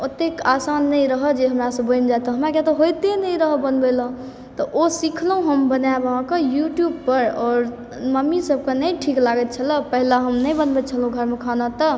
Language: Maithili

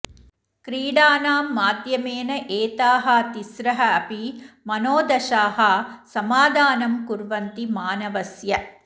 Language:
Sanskrit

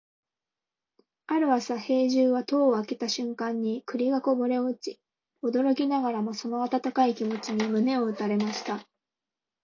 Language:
Japanese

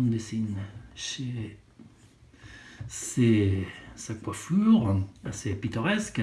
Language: French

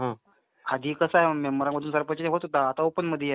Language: Marathi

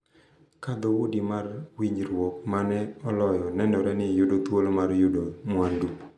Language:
Luo (Kenya and Tanzania)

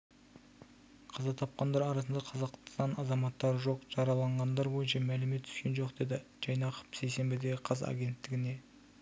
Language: Kazakh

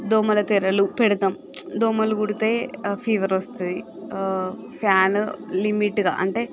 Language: Telugu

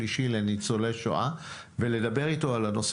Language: Hebrew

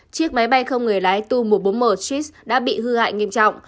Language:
Vietnamese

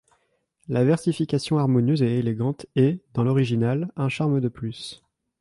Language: French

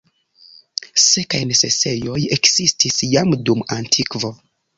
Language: Esperanto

